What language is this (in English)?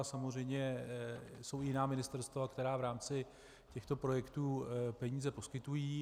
Czech